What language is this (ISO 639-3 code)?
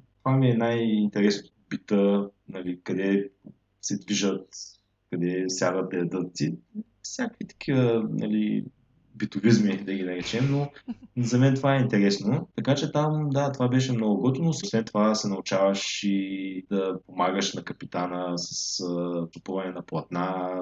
bul